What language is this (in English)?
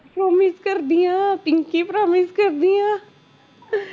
Punjabi